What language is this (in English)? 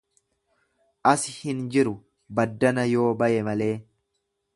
Oromo